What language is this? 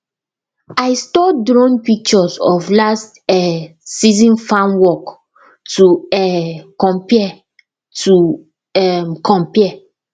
Nigerian Pidgin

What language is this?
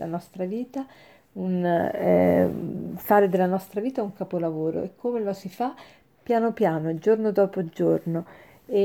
Italian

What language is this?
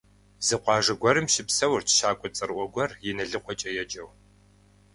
Kabardian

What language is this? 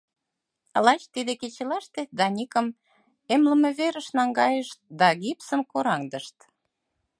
Mari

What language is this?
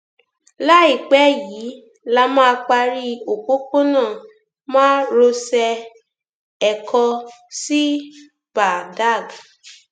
Yoruba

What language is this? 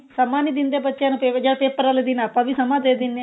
Punjabi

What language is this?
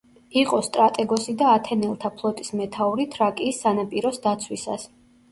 Georgian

